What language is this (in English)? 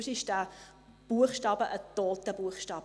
Swiss German